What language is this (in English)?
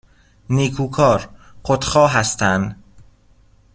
Persian